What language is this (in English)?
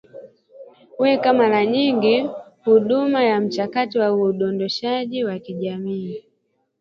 Swahili